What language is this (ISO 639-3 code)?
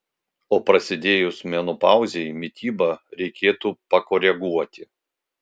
lit